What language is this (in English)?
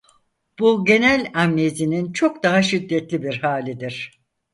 Turkish